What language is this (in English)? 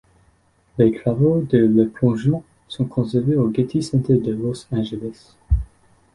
French